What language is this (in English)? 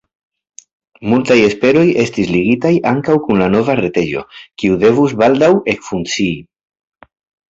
Esperanto